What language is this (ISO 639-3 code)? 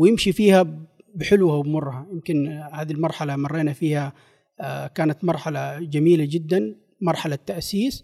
ara